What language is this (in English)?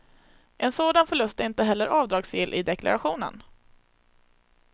Swedish